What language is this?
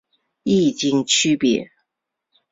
Chinese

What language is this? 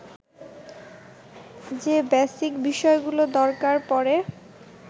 Bangla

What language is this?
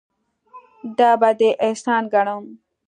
Pashto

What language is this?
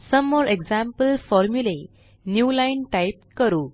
Marathi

